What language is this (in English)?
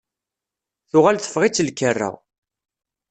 Kabyle